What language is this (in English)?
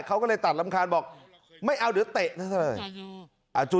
Thai